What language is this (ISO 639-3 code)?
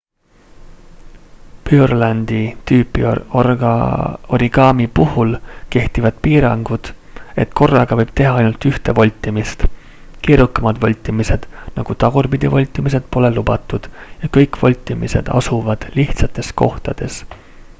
est